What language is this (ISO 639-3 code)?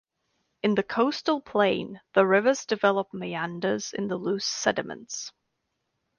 eng